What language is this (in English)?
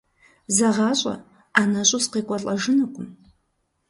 Kabardian